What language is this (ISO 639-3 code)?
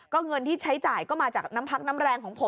tha